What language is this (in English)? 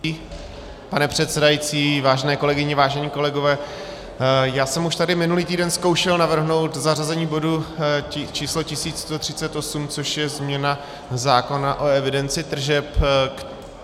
Czech